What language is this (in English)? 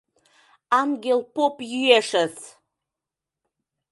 Mari